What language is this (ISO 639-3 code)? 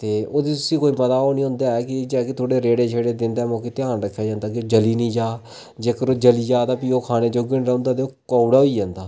doi